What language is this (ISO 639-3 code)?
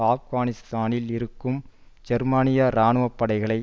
tam